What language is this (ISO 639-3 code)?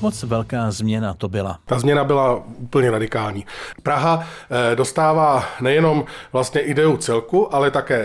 ces